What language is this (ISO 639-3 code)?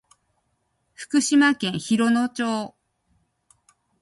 jpn